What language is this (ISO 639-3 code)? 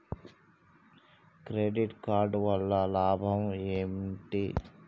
tel